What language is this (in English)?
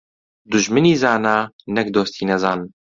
Central Kurdish